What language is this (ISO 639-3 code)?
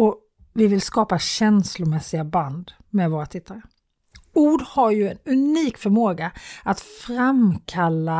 swe